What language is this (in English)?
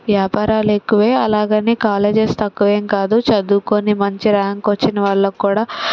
Telugu